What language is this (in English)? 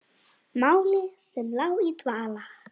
Icelandic